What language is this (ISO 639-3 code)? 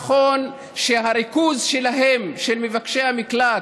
heb